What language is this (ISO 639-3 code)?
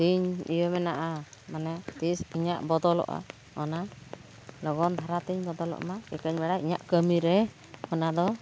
sat